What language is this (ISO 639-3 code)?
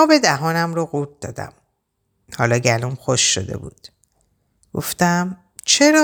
fas